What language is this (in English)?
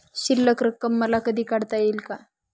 Marathi